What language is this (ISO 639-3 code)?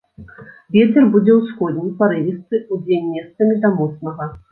bel